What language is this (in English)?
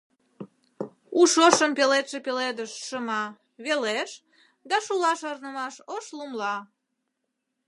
Mari